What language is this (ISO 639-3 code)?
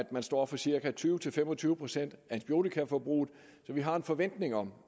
dan